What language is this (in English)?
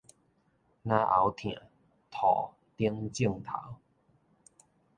Min Nan Chinese